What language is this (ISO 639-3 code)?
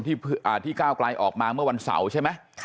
tha